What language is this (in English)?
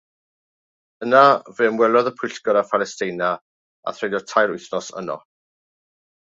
Welsh